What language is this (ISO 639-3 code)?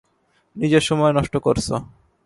ben